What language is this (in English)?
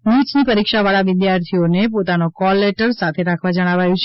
Gujarati